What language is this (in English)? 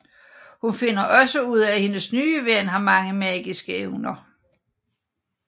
Danish